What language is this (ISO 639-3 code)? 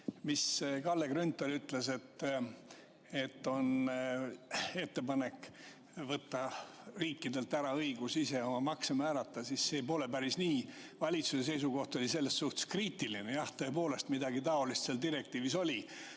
est